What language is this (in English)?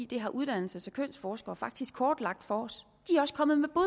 Danish